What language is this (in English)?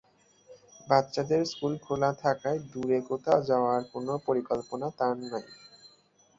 Bangla